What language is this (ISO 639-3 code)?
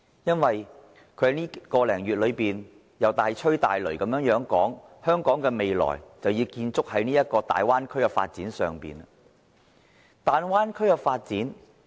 yue